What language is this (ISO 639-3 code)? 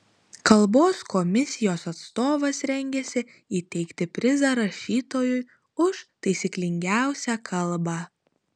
lit